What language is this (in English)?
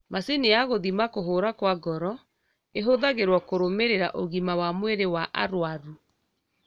Kikuyu